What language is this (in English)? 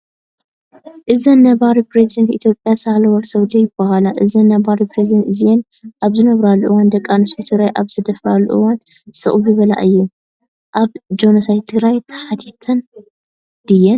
Tigrinya